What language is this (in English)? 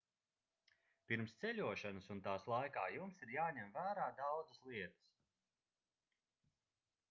Latvian